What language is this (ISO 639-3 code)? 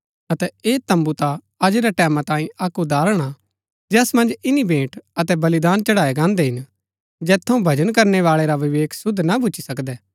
gbk